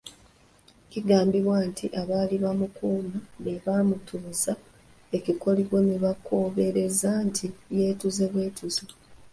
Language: Ganda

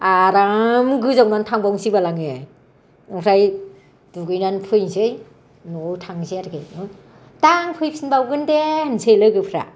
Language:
Bodo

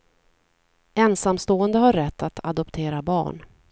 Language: Swedish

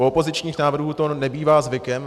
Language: Czech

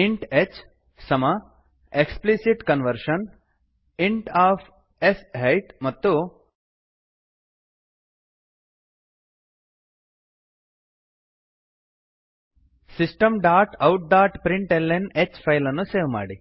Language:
Kannada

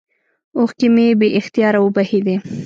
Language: Pashto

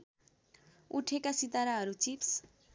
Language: Nepali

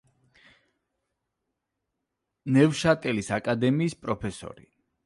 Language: Georgian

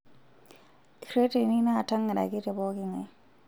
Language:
Masai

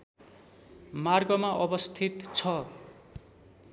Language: Nepali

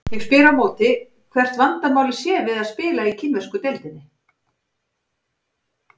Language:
Icelandic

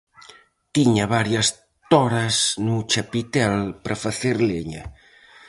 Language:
Galician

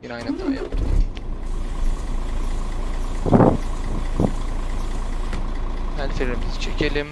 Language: Turkish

